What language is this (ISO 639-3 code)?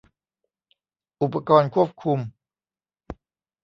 tha